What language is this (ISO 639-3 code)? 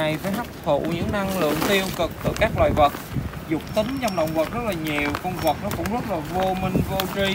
vie